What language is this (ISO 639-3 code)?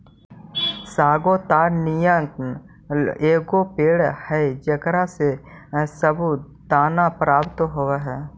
mag